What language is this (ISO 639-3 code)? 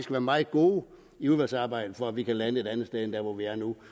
dan